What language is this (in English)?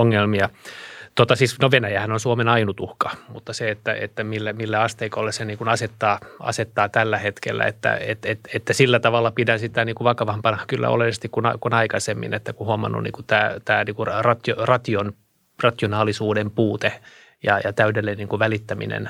Finnish